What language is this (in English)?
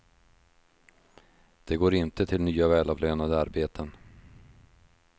Swedish